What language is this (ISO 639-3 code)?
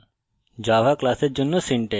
ben